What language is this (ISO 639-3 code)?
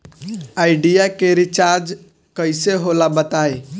bho